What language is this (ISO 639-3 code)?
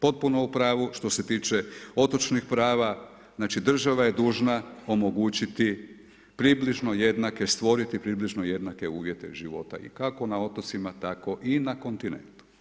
hrv